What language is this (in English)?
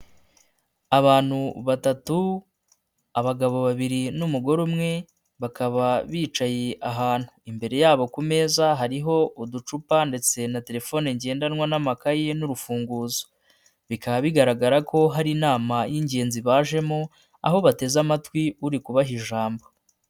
Kinyarwanda